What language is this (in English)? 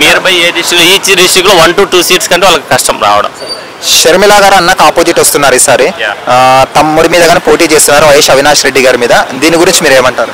Telugu